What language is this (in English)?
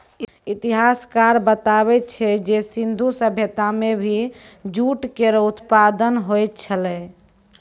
Maithili